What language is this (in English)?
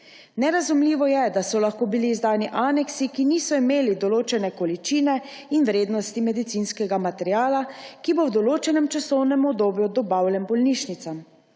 Slovenian